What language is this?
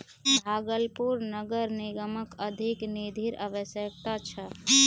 Magahi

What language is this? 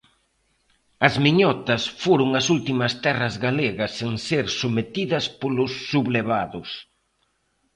Galician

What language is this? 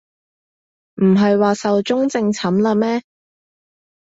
Cantonese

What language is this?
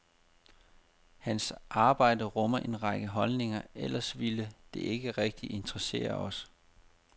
Danish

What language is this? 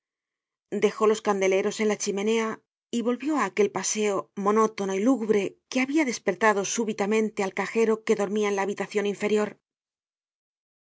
Spanish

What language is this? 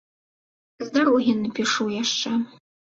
Belarusian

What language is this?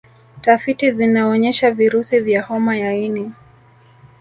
Swahili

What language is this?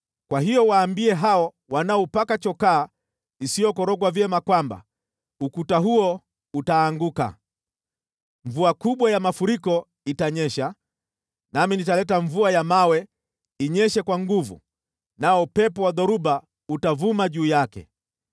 Swahili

